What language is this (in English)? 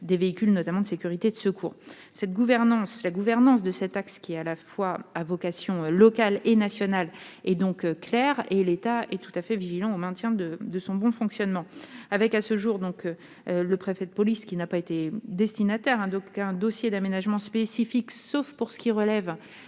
French